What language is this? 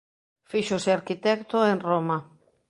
Galician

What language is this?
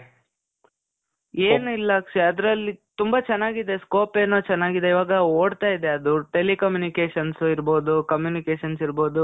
Kannada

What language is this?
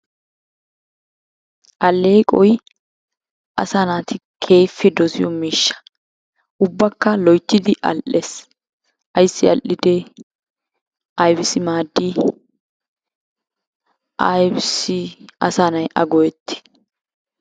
Wolaytta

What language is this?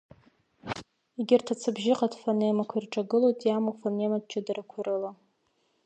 Abkhazian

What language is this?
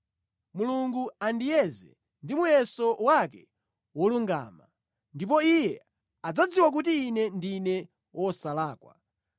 Nyanja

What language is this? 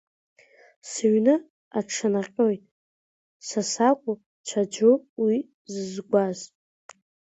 Abkhazian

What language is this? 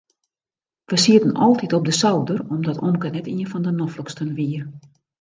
Western Frisian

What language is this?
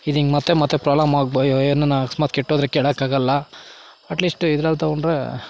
Kannada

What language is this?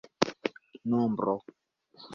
Esperanto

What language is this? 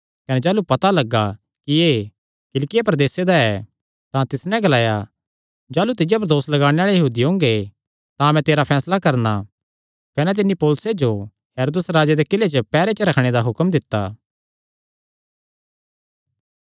Kangri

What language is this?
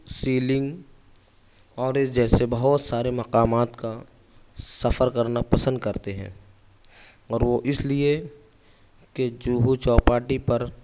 Urdu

